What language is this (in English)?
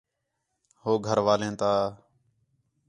Khetrani